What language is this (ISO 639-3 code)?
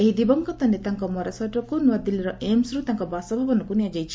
ori